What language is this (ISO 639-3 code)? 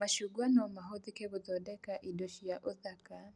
kik